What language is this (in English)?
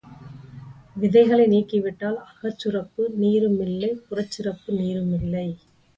Tamil